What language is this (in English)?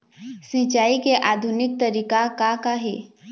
Chhattisgarhi